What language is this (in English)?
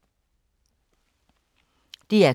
Danish